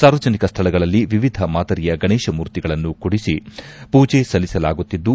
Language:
Kannada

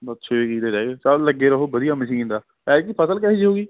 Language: Punjabi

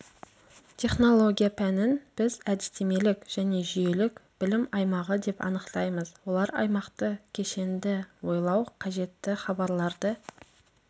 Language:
Kazakh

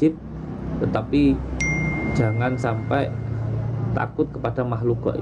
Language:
Indonesian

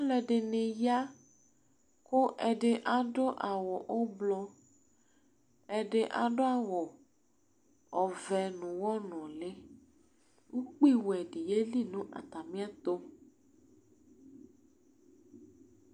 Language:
Ikposo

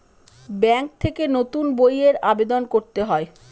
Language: Bangla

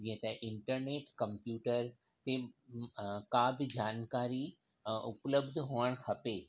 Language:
Sindhi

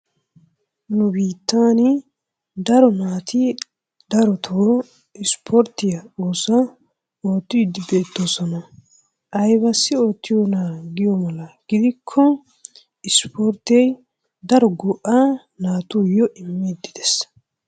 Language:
Wolaytta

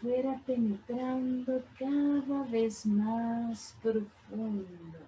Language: Spanish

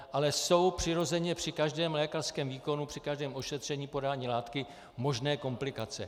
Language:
Czech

